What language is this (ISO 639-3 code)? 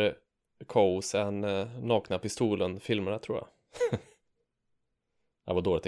swe